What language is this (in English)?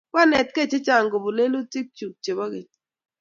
Kalenjin